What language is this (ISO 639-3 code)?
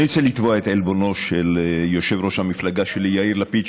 heb